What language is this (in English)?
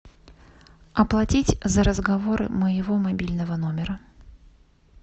Russian